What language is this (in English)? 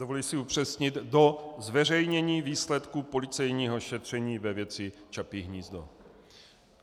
Czech